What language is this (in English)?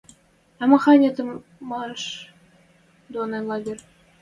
Western Mari